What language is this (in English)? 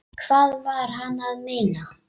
Icelandic